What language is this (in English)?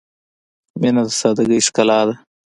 Pashto